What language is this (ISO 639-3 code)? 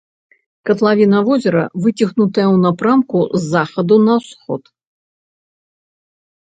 bel